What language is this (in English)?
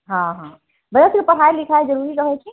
Maithili